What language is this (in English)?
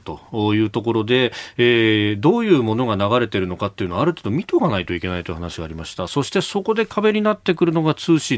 Japanese